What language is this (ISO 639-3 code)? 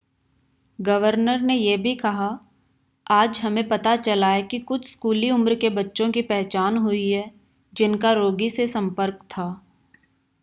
hin